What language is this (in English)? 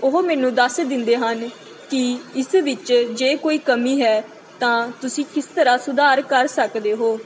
Punjabi